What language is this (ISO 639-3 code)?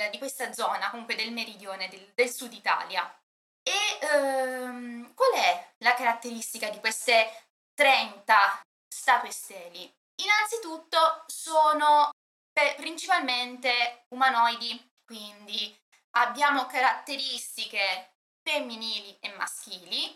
ita